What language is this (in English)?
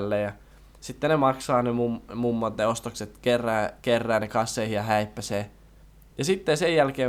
Finnish